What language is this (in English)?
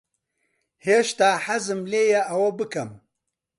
Central Kurdish